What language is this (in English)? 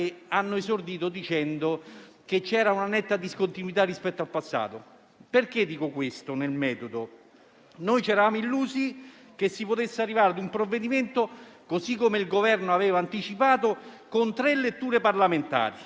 Italian